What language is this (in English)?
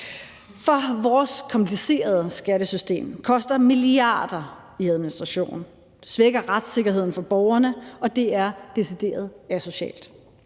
Danish